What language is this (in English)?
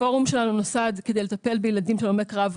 Hebrew